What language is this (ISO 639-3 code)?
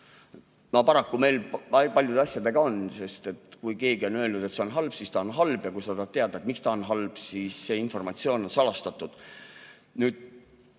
est